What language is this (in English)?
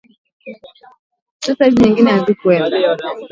Swahili